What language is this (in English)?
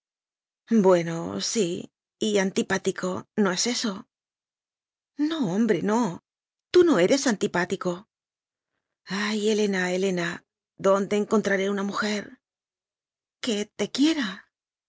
Spanish